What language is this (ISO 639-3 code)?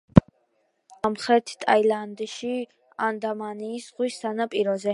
kat